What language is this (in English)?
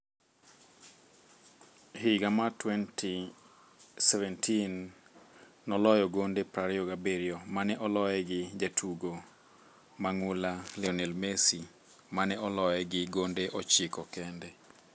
Luo (Kenya and Tanzania)